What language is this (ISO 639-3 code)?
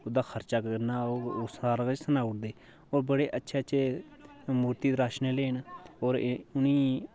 doi